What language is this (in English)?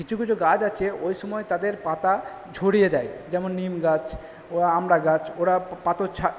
Bangla